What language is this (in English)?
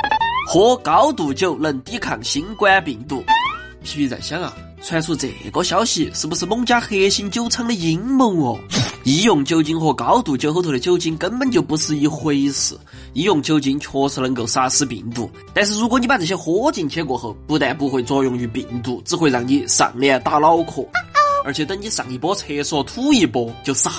Chinese